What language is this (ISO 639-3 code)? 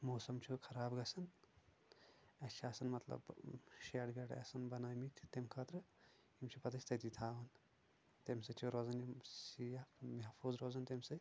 kas